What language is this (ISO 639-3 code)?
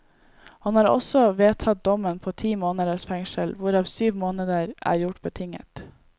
nor